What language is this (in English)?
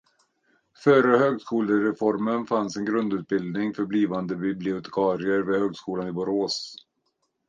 Swedish